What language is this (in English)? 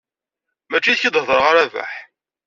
Kabyle